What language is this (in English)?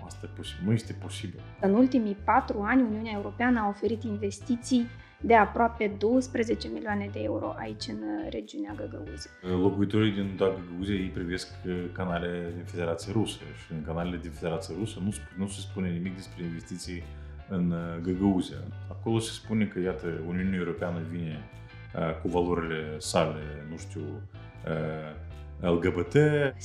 Romanian